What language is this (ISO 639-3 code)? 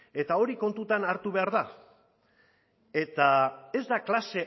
eus